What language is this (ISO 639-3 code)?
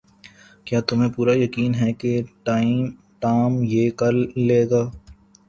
urd